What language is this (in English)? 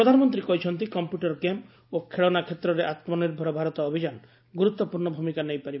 Odia